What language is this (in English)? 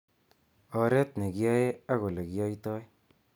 Kalenjin